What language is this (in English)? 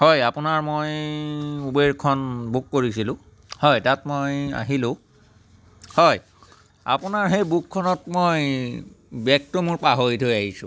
Assamese